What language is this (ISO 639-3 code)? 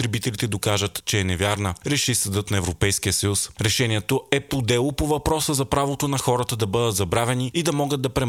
bul